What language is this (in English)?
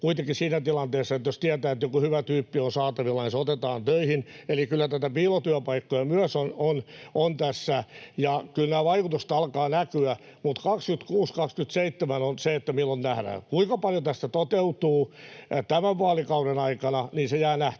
Finnish